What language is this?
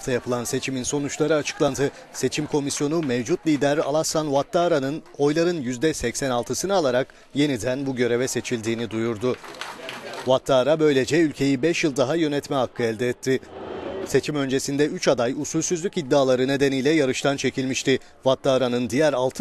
Turkish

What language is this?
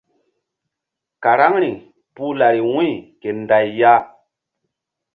Mbum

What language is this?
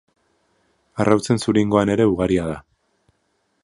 Basque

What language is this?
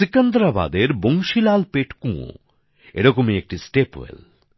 Bangla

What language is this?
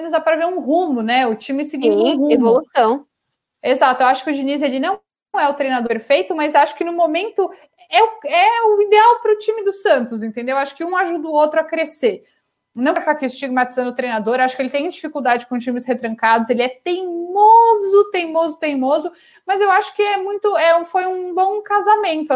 Portuguese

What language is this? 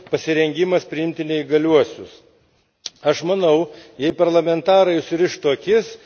Lithuanian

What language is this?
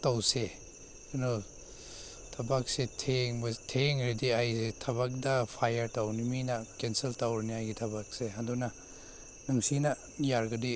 Manipuri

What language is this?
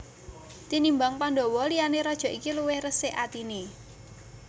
Javanese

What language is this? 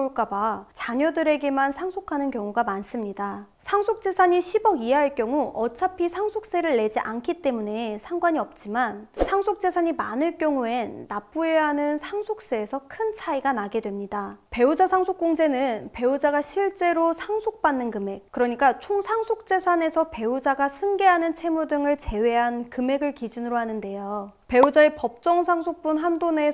Korean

